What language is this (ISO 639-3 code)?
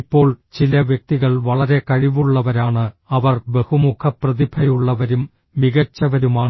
mal